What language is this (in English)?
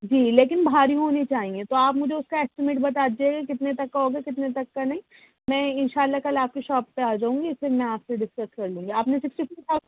Urdu